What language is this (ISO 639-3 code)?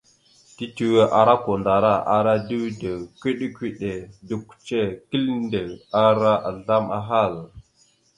mxu